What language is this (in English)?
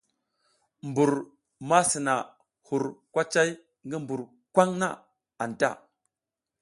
South Giziga